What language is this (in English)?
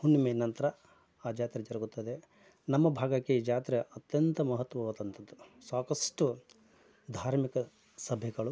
Kannada